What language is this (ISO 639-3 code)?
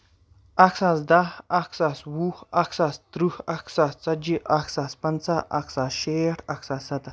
kas